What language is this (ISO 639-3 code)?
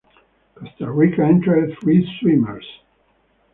eng